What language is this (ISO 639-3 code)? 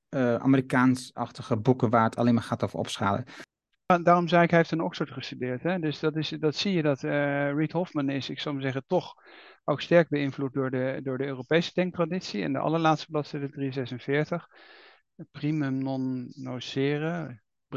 nld